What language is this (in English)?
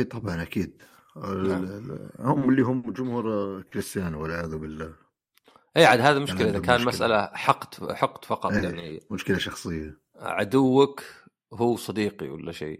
Arabic